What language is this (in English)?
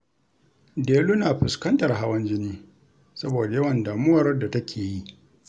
Hausa